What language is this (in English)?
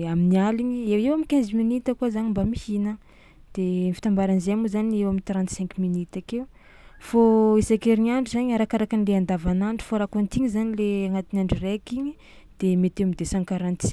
Tsimihety Malagasy